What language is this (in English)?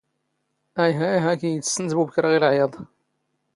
Standard Moroccan Tamazight